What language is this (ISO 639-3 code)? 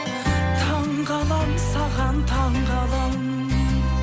kaz